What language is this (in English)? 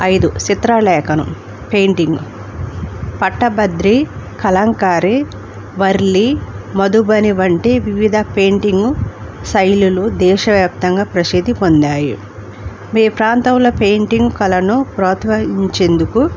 Telugu